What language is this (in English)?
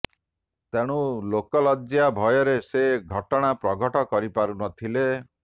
Odia